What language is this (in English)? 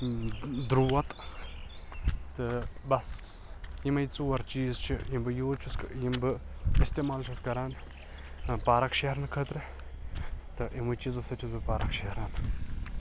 Kashmiri